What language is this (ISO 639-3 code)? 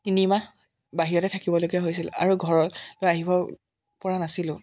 asm